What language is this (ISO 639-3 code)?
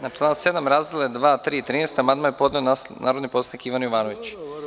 srp